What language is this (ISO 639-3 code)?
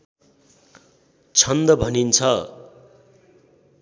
nep